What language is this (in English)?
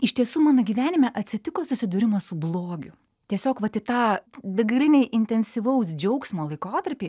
Lithuanian